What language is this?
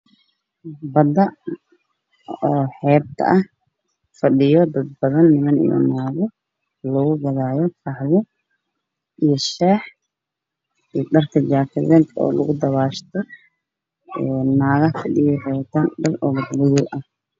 Somali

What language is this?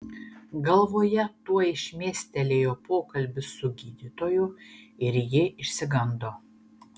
Lithuanian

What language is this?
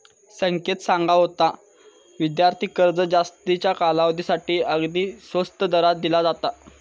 Marathi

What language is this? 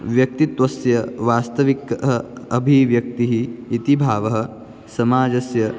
Sanskrit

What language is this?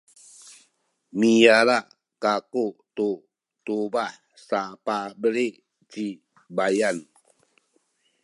Sakizaya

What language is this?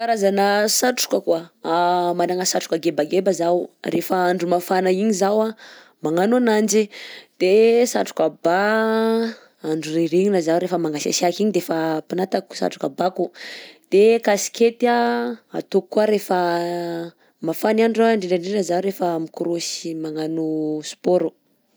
Southern Betsimisaraka Malagasy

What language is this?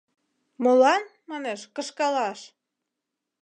Mari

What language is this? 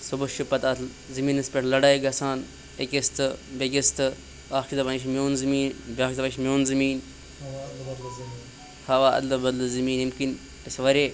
Kashmiri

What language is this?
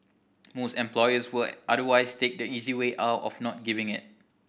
English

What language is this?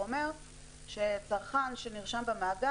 Hebrew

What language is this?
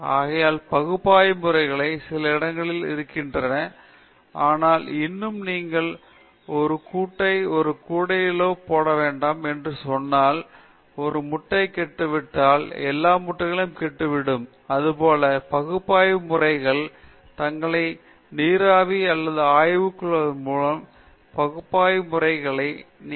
Tamil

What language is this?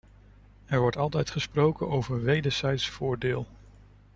Dutch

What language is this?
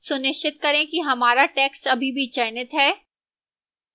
Hindi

